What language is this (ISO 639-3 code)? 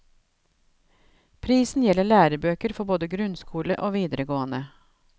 nor